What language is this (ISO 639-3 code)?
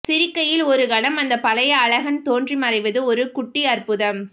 tam